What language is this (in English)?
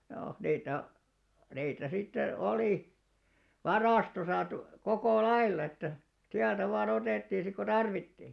Finnish